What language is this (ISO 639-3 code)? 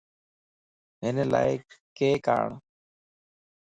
lss